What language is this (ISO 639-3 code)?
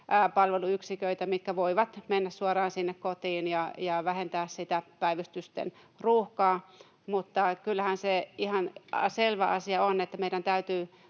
fin